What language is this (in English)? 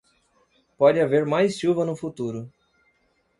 Portuguese